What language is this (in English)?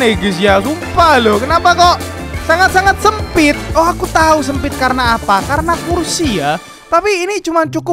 Indonesian